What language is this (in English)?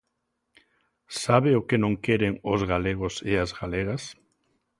Galician